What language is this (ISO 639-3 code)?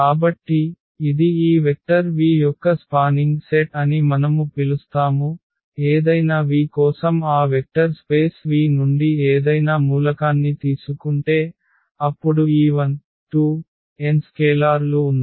tel